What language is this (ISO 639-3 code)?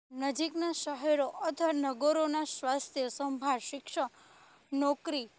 guj